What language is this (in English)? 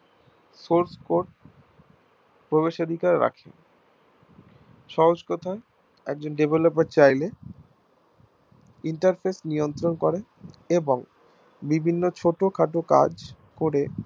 Bangla